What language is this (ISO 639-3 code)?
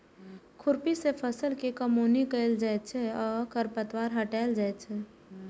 mai